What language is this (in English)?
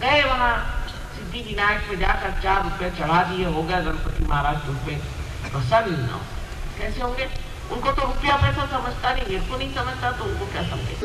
Hindi